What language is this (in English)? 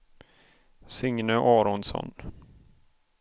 Swedish